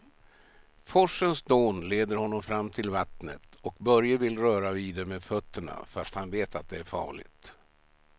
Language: Swedish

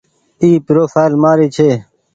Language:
Goaria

